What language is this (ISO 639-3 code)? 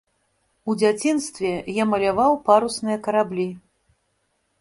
bel